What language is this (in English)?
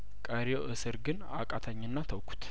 Amharic